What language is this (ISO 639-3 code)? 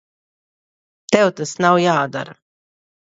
lav